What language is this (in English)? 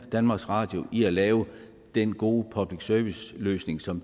Danish